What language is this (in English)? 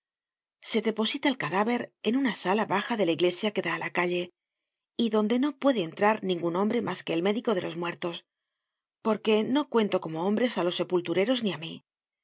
Spanish